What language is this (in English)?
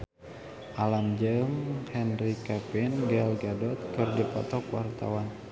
Sundanese